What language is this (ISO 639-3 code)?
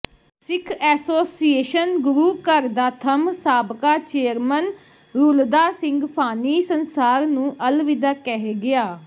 pan